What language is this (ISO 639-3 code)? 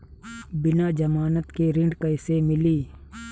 bho